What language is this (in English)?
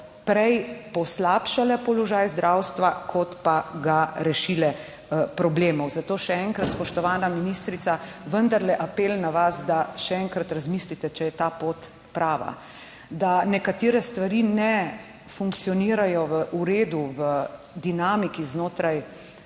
Slovenian